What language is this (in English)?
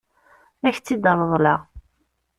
Kabyle